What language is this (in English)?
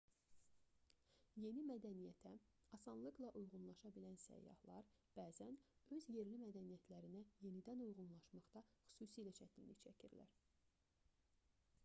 Azerbaijani